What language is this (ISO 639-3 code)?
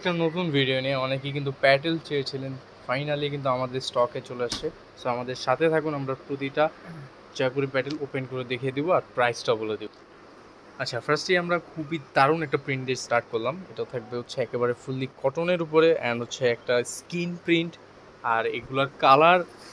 ben